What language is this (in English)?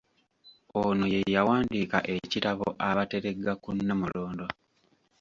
Ganda